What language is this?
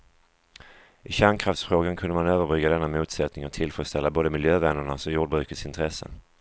Swedish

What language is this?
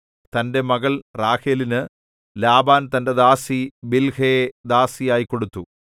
Malayalam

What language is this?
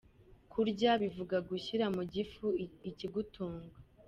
Kinyarwanda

